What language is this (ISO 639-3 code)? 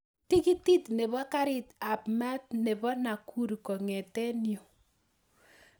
kln